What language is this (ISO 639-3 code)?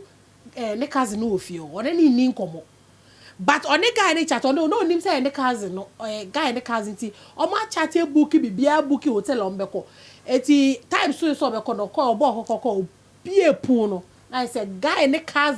eng